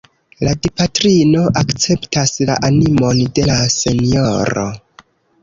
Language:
Esperanto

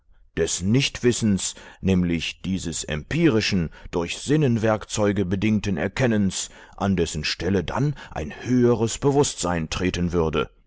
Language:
German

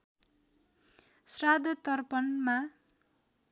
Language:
Nepali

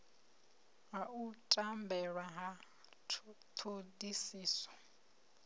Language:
Venda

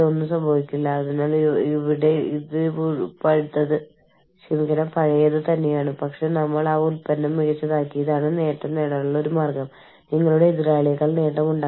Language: Malayalam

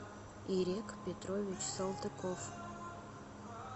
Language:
Russian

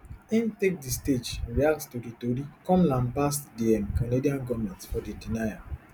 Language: Nigerian Pidgin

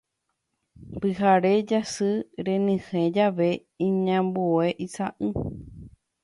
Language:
Guarani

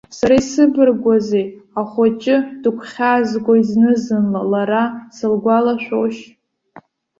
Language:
Abkhazian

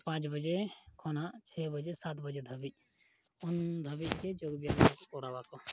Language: Santali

